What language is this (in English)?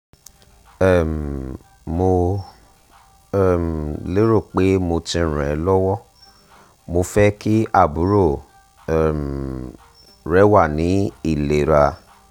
Yoruba